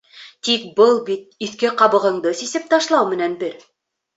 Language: Bashkir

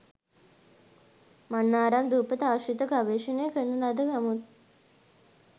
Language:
Sinhala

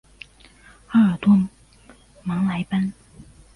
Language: Chinese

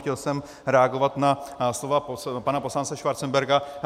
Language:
Czech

